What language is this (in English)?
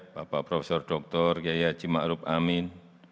Indonesian